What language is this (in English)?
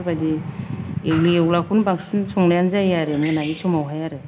Bodo